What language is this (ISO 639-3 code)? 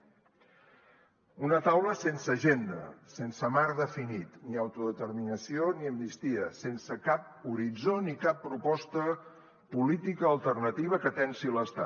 cat